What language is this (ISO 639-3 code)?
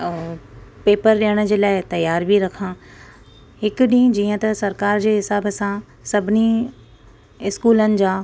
snd